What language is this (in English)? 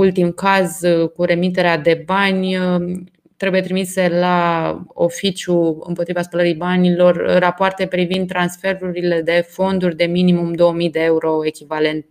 Romanian